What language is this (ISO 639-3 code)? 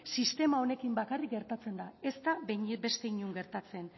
eus